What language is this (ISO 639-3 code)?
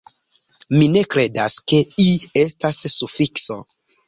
epo